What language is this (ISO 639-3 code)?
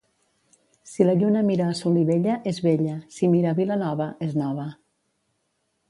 cat